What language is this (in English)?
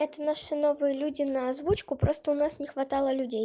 Russian